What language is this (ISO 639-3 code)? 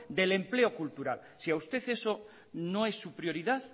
spa